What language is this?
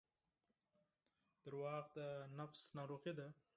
Pashto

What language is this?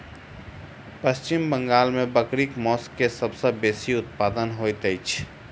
Maithili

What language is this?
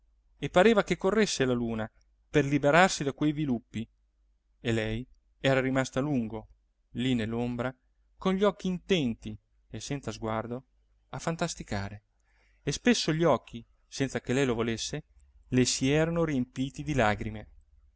Italian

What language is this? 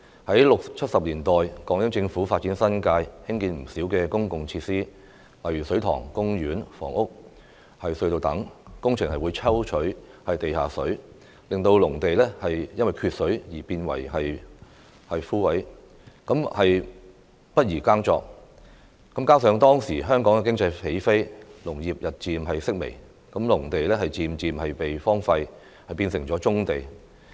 Cantonese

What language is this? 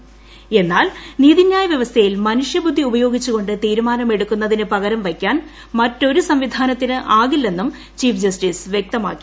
Malayalam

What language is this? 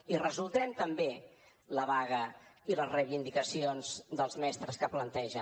Catalan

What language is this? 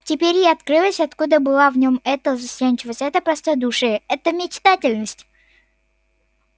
Russian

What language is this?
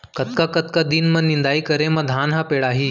Chhattisgarhi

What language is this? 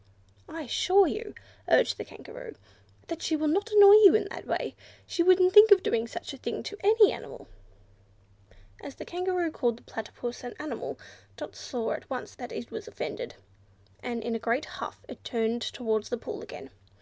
English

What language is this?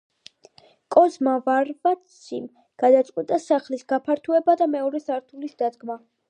Georgian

